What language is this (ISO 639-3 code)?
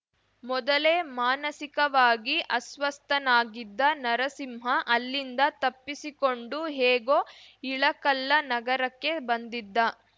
kan